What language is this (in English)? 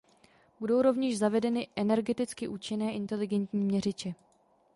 Czech